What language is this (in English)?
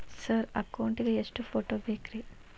Kannada